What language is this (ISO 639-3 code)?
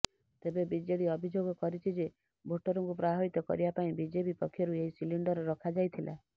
ori